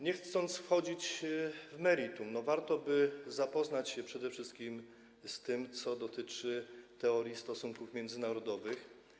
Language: Polish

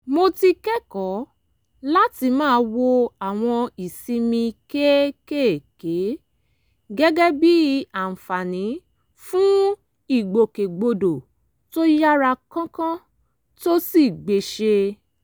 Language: Yoruba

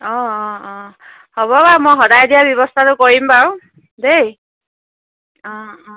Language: Assamese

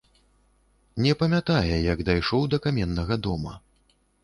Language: Belarusian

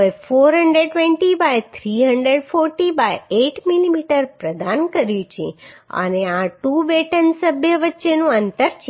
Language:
Gujarati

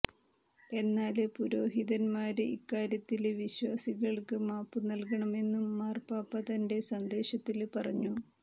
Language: Malayalam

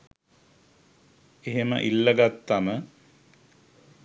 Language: Sinhala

